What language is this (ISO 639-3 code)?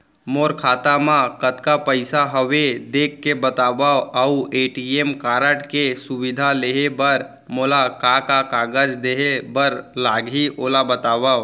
hne